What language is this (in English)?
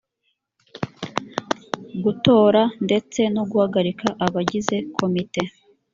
Kinyarwanda